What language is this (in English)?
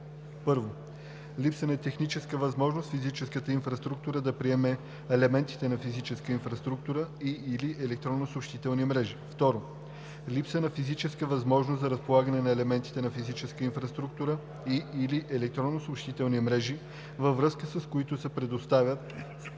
Bulgarian